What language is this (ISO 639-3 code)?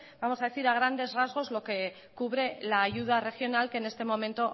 spa